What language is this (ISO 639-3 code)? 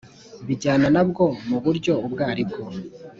kin